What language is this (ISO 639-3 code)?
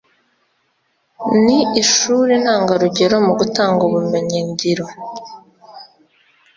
kin